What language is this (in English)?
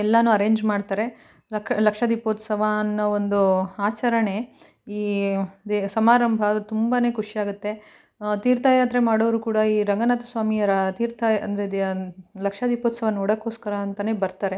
Kannada